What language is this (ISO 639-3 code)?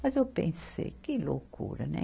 por